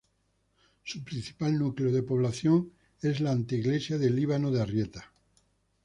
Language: Spanish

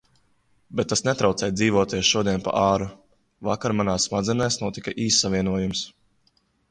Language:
Latvian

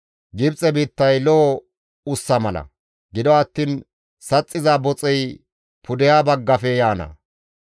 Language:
Gamo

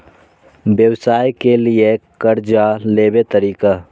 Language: Maithili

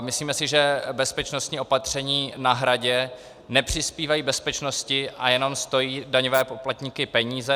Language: Czech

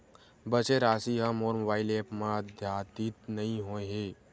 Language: Chhattisgarhi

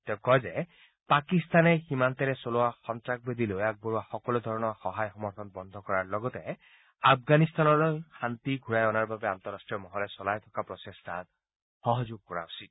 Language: Assamese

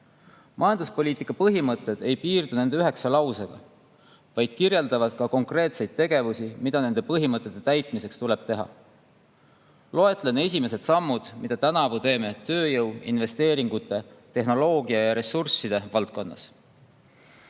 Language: Estonian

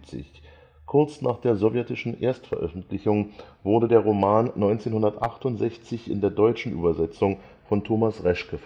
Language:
German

